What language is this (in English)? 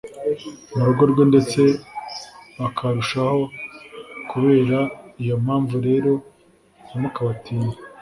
Kinyarwanda